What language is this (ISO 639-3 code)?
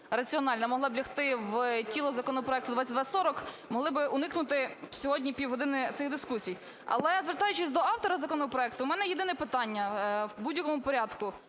ukr